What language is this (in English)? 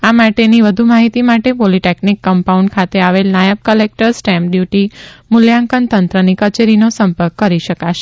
Gujarati